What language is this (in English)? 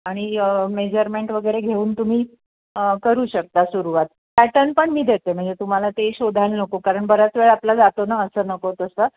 Marathi